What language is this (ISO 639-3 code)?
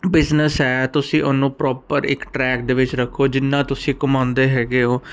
pan